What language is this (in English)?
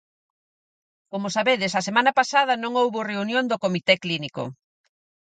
Galician